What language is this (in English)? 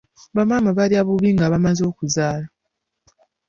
Ganda